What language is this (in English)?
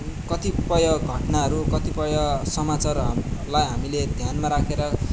Nepali